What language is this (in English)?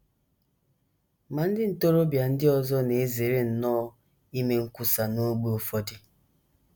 Igbo